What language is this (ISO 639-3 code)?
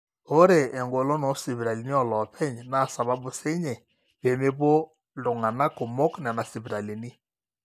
mas